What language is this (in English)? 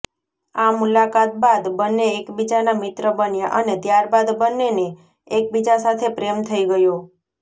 Gujarati